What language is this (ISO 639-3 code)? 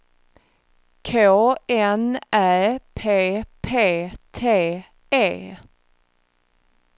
swe